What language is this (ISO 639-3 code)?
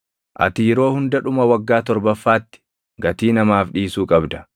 orm